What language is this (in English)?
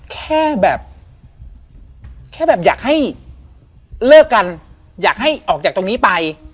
Thai